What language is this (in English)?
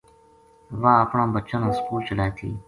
Gujari